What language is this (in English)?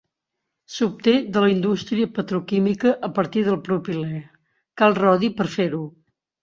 Catalan